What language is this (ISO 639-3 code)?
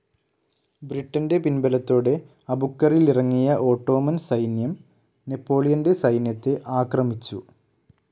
mal